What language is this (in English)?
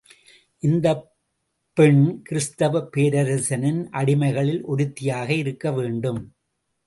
Tamil